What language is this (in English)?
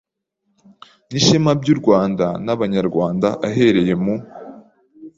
Kinyarwanda